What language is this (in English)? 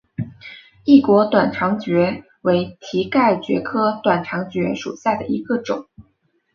Chinese